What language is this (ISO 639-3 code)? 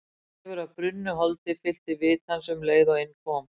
isl